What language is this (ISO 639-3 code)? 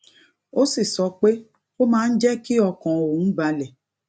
yor